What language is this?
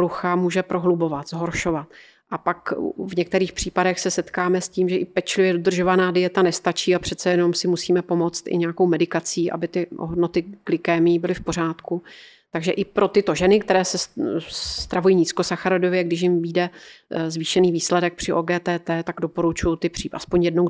Czech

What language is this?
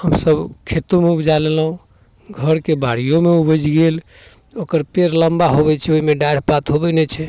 Maithili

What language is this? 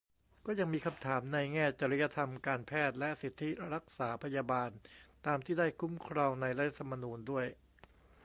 Thai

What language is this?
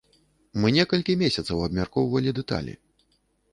Belarusian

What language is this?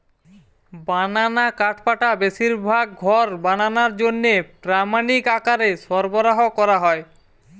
Bangla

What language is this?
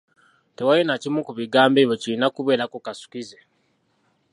Ganda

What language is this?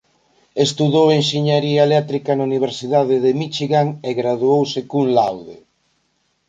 Galician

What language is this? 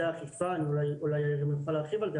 Hebrew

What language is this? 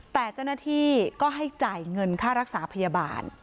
Thai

